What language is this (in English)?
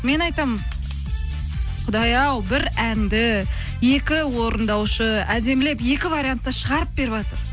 Kazakh